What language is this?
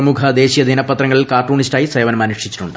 Malayalam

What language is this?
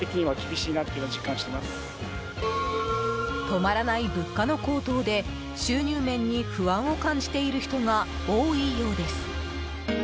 Japanese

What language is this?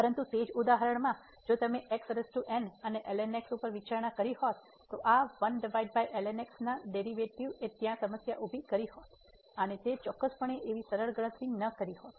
Gujarati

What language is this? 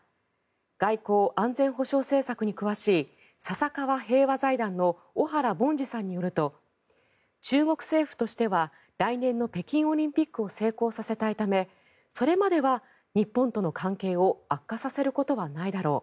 Japanese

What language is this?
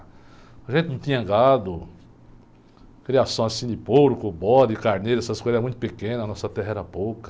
Portuguese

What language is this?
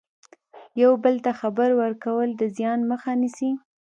Pashto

